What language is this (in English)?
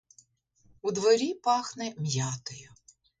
Ukrainian